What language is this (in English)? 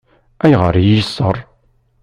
Kabyle